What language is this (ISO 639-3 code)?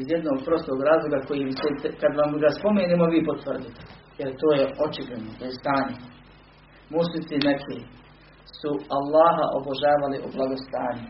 hrv